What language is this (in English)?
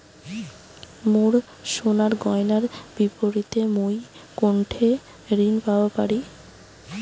Bangla